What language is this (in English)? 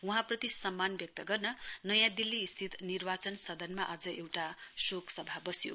Nepali